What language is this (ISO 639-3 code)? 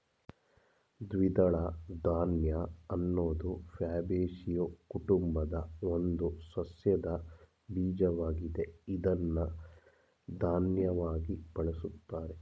kan